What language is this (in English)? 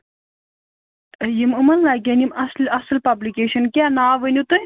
Kashmiri